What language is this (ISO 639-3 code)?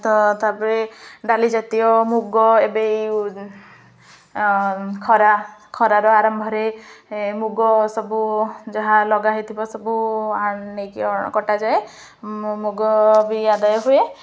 ori